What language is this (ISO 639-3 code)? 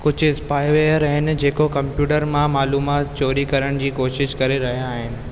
snd